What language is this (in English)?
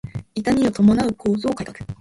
Japanese